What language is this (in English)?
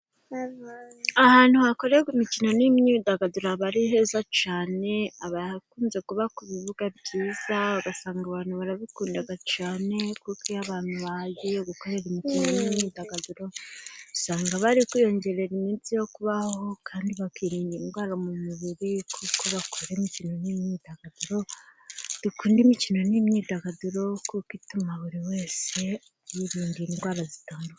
Kinyarwanda